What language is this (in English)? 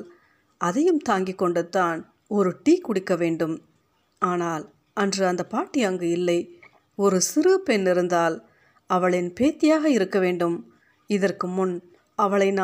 Tamil